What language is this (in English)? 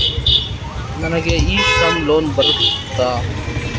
Kannada